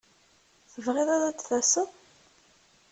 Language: Kabyle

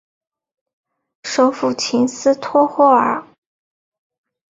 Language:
Chinese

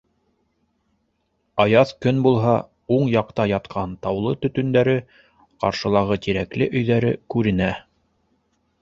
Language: Bashkir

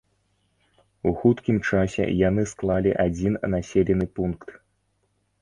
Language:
Belarusian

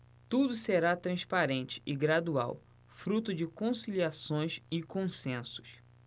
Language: Portuguese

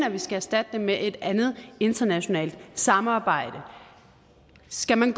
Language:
Danish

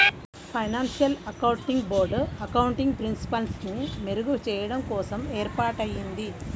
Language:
Telugu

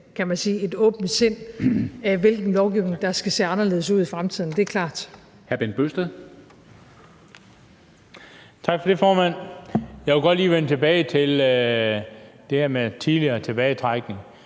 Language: Danish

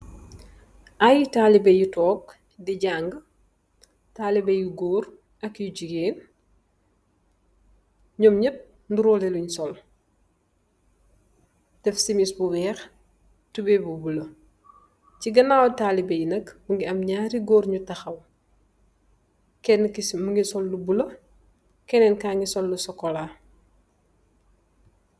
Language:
Wolof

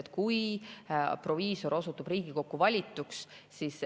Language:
Estonian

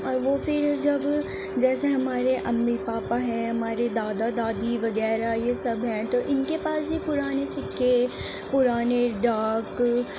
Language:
Urdu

